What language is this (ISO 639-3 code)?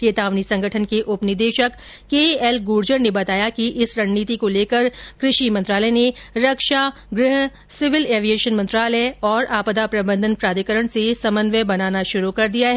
hin